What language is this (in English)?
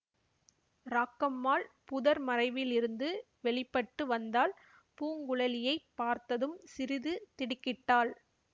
Tamil